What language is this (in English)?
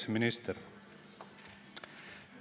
Estonian